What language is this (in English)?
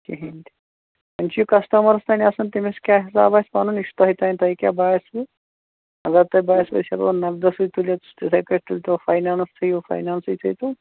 Kashmiri